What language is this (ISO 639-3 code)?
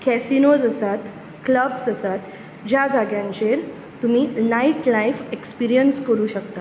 kok